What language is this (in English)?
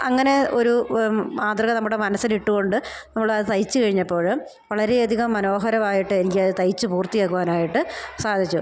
Malayalam